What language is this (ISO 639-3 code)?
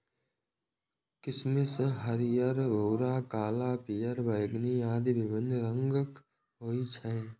mai